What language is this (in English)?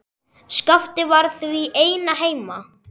Icelandic